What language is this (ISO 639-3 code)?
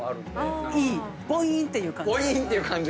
jpn